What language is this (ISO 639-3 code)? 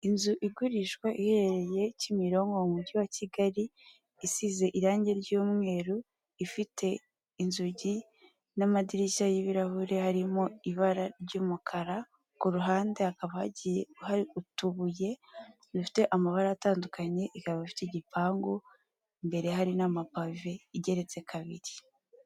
kin